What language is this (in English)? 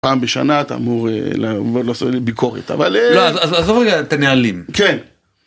Hebrew